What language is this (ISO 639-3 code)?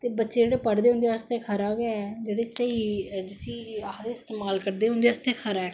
doi